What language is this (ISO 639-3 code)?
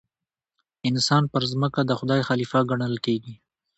pus